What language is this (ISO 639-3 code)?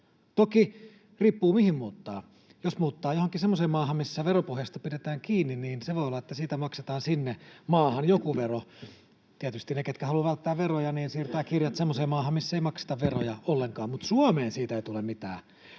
fin